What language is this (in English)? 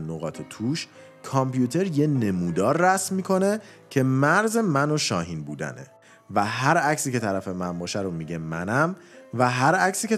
Persian